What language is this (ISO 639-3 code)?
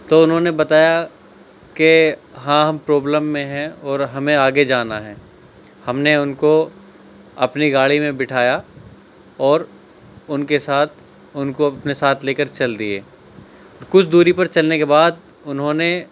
urd